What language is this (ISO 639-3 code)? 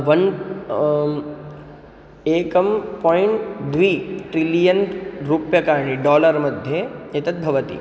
san